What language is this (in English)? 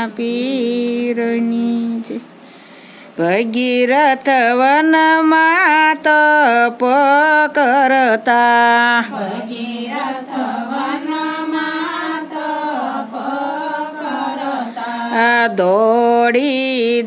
Indonesian